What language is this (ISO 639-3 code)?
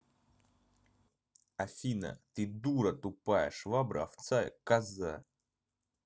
rus